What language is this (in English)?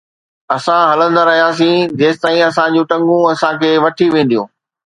Sindhi